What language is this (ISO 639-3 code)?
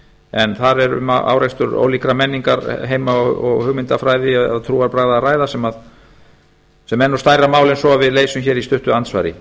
isl